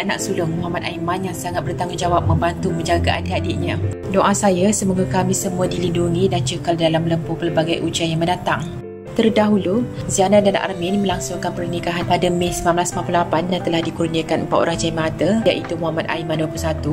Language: Malay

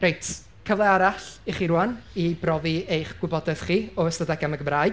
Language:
Welsh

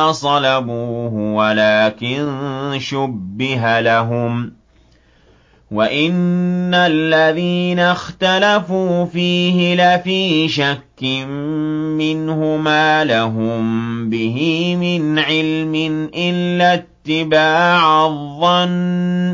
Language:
Arabic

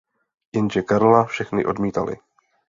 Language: Czech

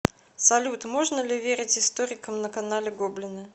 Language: Russian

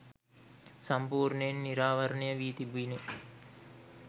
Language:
Sinhala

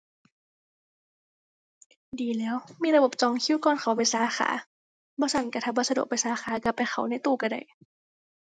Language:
Thai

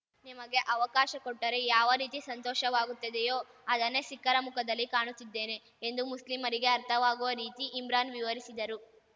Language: Kannada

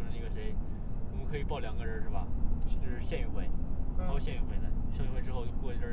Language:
Chinese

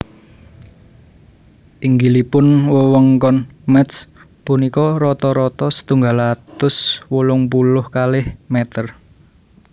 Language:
Javanese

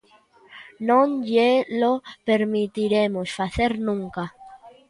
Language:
Galician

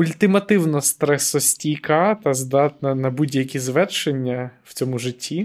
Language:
Ukrainian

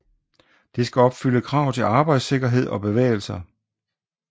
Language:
Danish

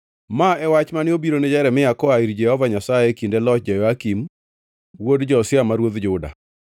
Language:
Luo (Kenya and Tanzania)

